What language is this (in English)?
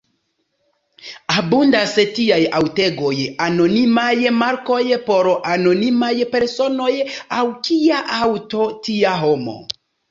Esperanto